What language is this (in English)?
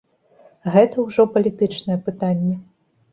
Belarusian